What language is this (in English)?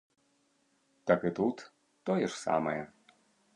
Belarusian